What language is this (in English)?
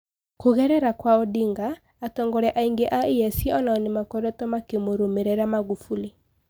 Kikuyu